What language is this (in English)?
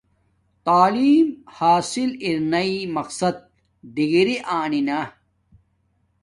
Domaaki